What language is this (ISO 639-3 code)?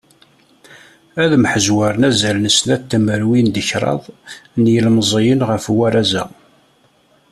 kab